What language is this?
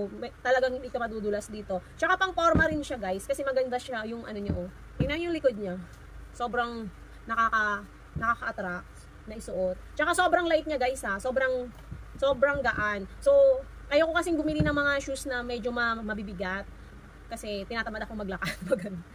Filipino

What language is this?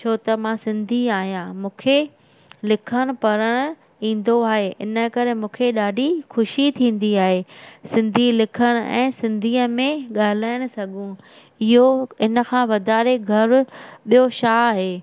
Sindhi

